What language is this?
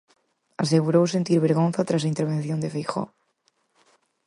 Galician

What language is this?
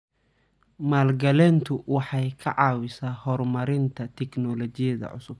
Somali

